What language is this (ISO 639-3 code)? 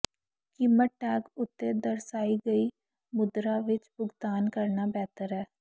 pan